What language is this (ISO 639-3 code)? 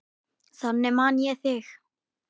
isl